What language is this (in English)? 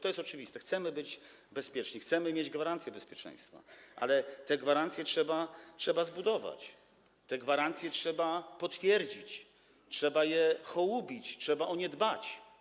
Polish